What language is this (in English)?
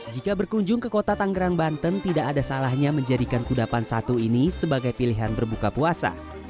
Indonesian